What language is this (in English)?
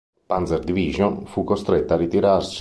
Italian